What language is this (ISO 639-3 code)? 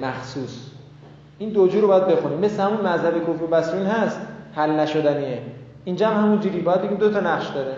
fas